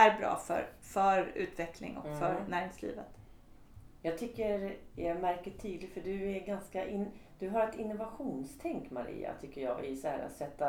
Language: Swedish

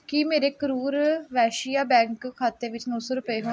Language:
Punjabi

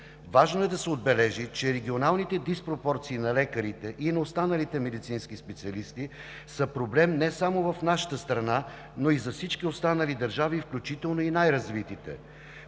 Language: Bulgarian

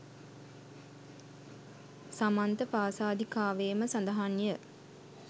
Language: Sinhala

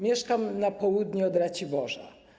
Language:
Polish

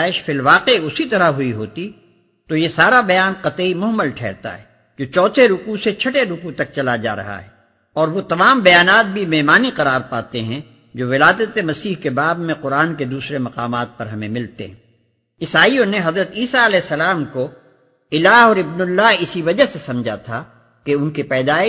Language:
Urdu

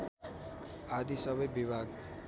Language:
Nepali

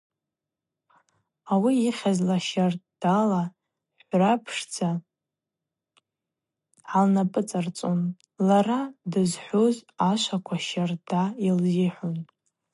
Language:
Abaza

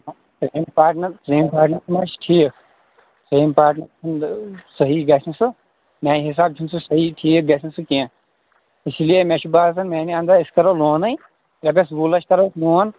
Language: Kashmiri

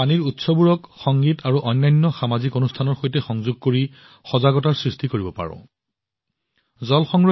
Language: Assamese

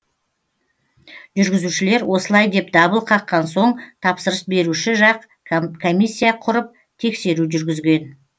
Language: Kazakh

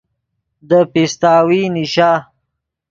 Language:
Yidgha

